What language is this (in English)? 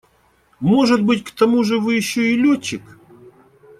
Russian